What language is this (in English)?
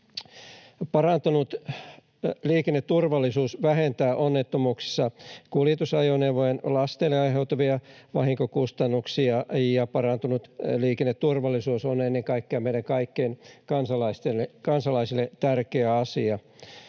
Finnish